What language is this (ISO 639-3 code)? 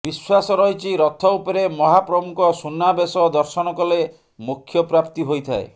ori